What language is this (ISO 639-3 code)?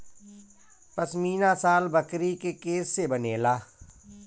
bho